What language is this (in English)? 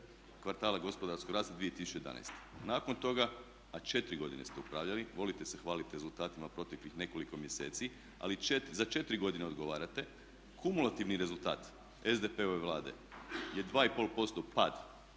Croatian